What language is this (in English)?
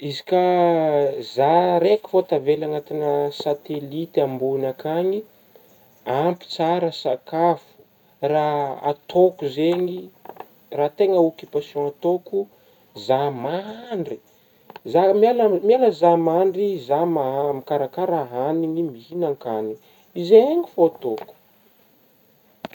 Northern Betsimisaraka Malagasy